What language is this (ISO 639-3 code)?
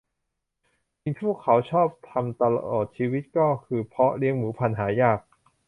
tha